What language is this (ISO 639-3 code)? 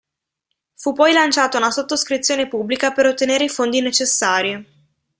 ita